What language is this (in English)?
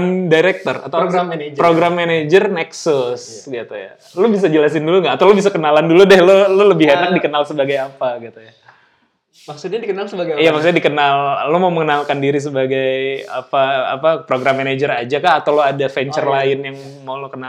Indonesian